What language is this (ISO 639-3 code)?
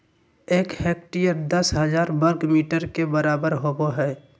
mag